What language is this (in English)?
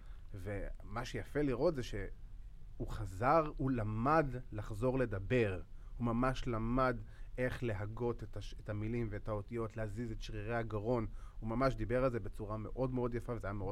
Hebrew